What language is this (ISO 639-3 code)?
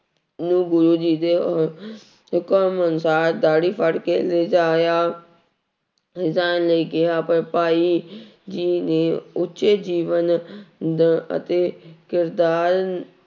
pan